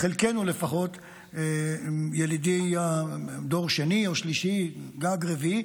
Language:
Hebrew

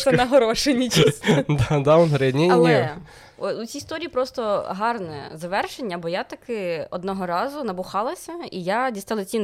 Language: Ukrainian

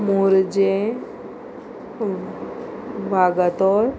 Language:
Konkani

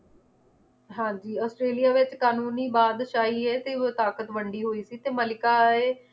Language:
Punjabi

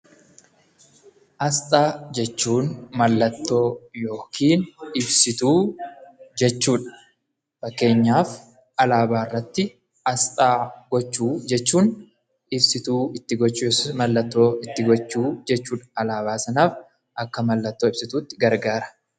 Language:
Oromo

